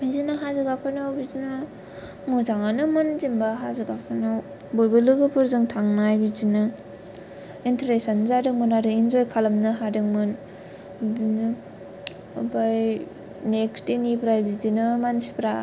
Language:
Bodo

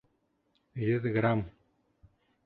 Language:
Bashkir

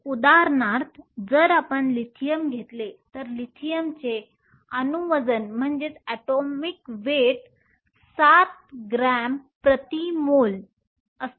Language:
Marathi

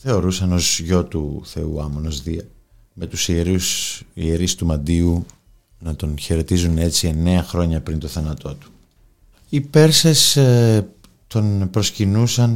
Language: Greek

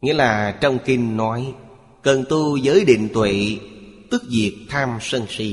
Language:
Vietnamese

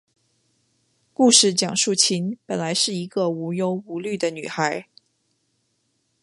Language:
Chinese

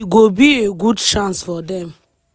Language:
Nigerian Pidgin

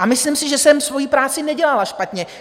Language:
Czech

